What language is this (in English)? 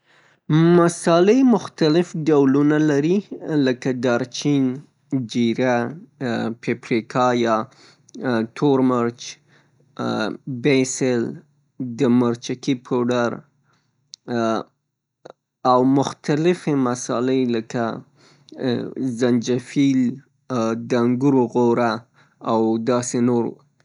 Pashto